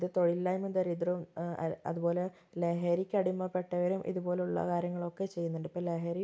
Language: Malayalam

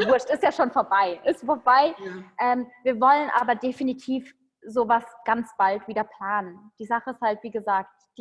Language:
German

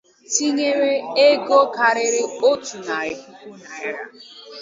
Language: Igbo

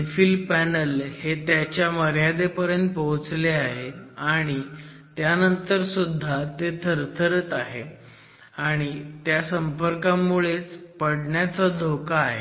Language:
Marathi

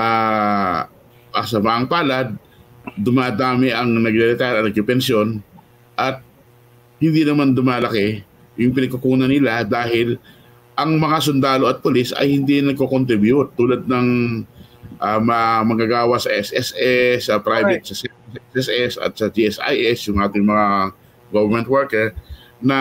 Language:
Filipino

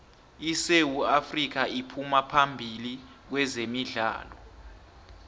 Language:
South Ndebele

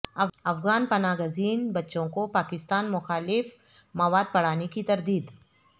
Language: Urdu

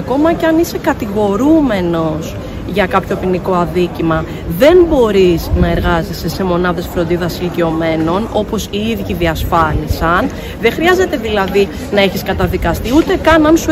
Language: Greek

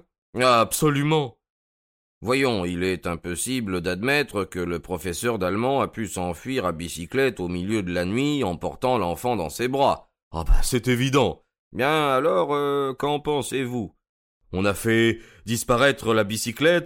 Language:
French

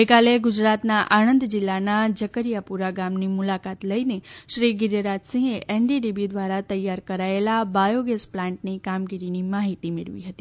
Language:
Gujarati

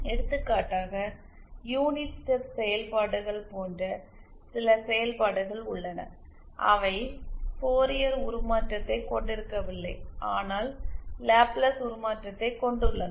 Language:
Tamil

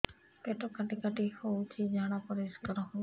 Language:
Odia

